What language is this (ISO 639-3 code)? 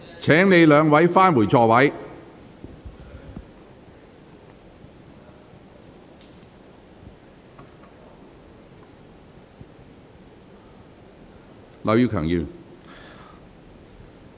yue